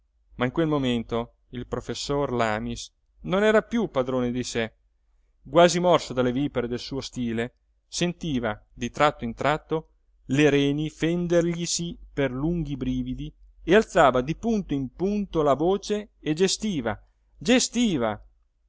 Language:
Italian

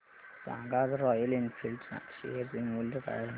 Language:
Marathi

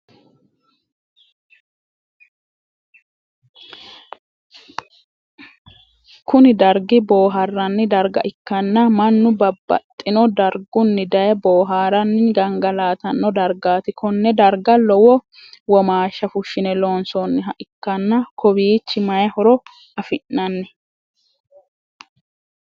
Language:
Sidamo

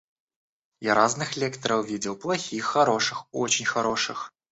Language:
Russian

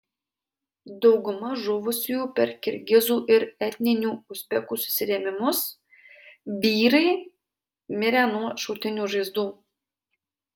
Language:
Lithuanian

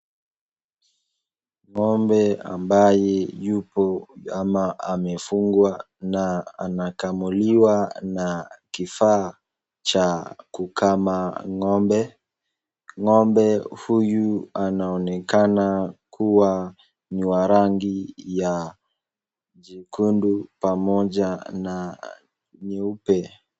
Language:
Swahili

